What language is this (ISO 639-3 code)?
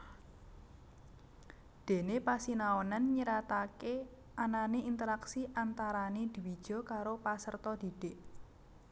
jav